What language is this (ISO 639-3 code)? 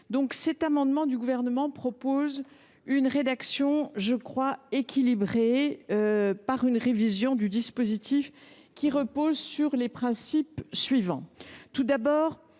fra